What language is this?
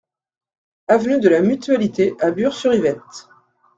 French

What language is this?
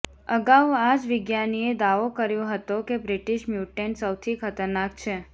Gujarati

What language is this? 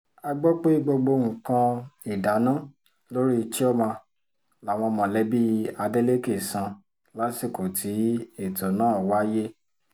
Yoruba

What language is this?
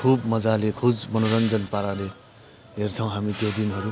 Nepali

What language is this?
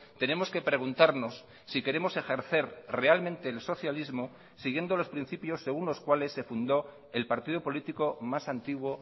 Spanish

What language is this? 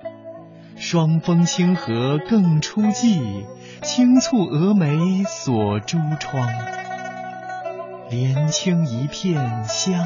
Chinese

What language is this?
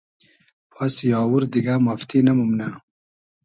Hazaragi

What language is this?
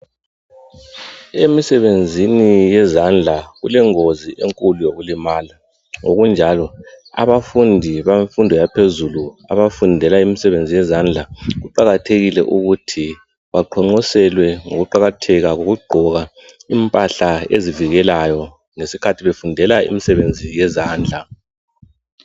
North Ndebele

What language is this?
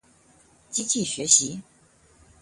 Chinese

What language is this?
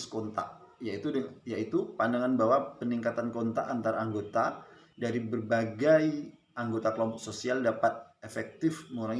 Indonesian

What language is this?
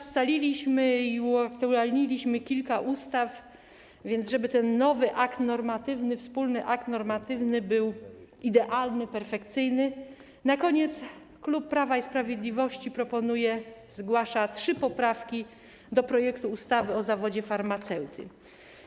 Polish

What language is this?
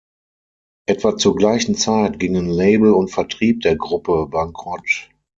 German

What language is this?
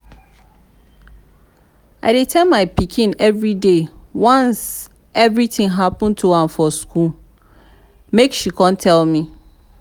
Nigerian Pidgin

